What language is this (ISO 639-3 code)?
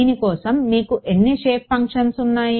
tel